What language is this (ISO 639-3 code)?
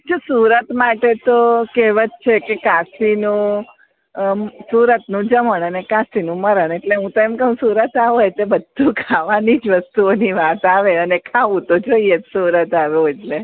guj